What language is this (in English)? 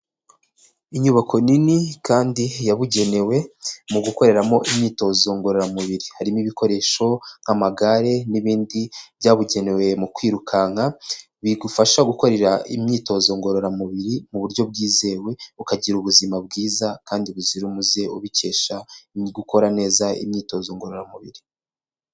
Kinyarwanda